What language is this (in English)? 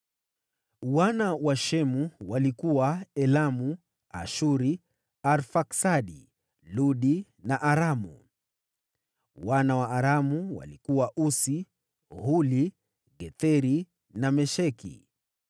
Swahili